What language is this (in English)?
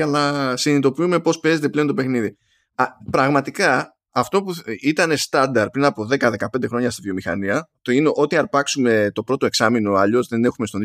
Greek